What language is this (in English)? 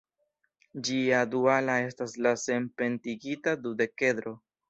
Esperanto